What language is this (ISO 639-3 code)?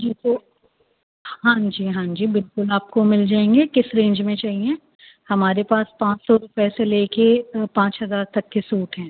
urd